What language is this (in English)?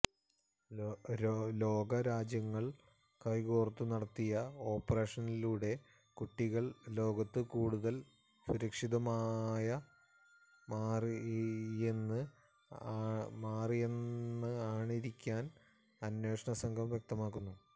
Malayalam